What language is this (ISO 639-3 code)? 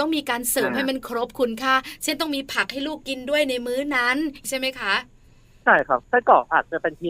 tha